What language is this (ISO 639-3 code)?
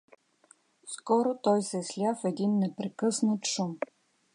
bul